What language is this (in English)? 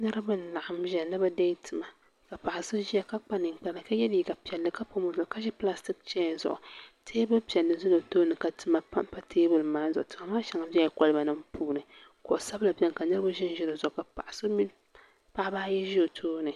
Dagbani